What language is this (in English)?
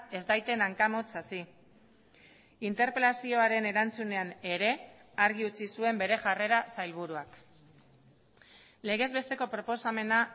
Basque